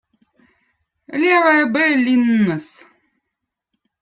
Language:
Votic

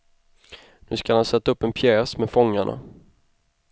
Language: Swedish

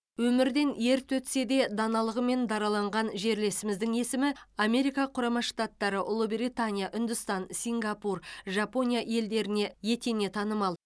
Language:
Kazakh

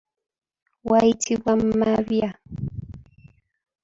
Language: Ganda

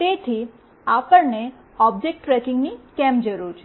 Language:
Gujarati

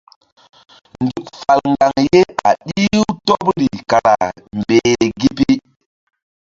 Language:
Mbum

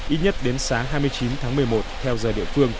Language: Vietnamese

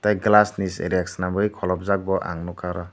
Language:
Kok Borok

